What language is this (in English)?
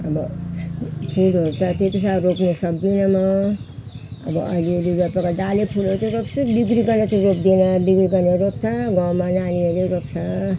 Nepali